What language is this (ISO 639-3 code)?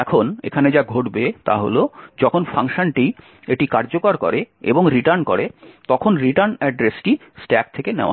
ben